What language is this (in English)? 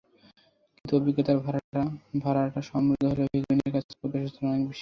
Bangla